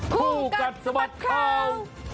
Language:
Thai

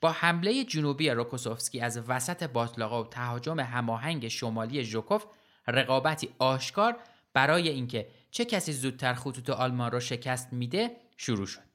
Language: Persian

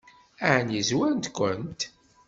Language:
Kabyle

